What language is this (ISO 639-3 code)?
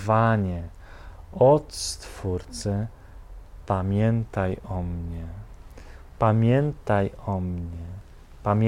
pol